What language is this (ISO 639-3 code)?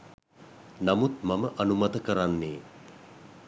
sin